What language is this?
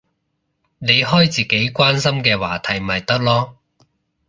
Cantonese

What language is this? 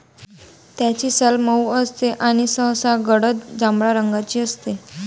Marathi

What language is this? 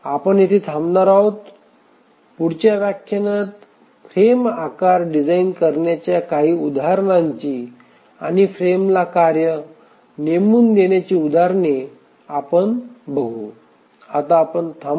Marathi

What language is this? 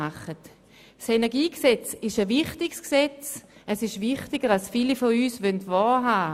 Swiss German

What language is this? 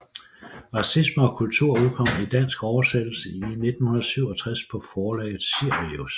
Danish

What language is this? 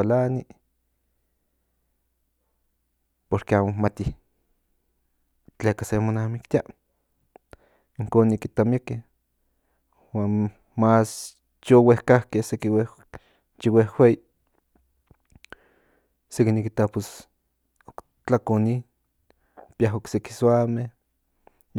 Central Nahuatl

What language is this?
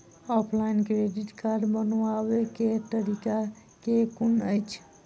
Maithili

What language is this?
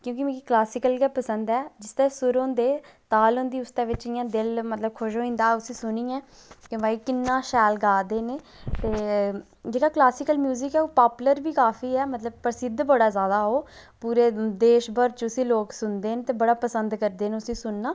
Dogri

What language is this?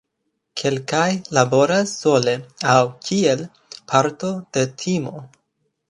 Esperanto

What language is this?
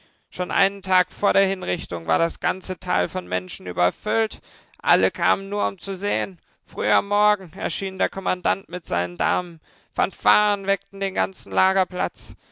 German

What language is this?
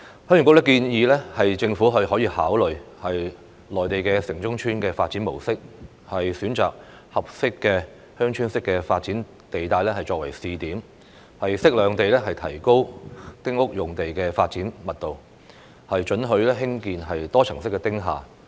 Cantonese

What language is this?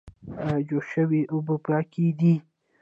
Pashto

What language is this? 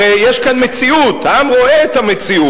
Hebrew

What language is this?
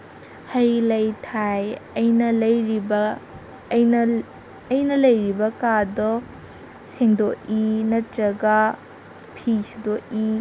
Manipuri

